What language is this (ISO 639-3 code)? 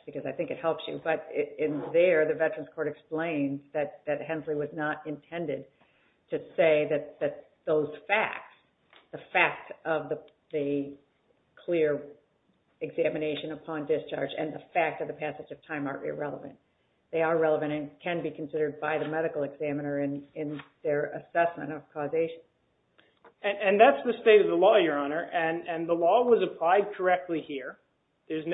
eng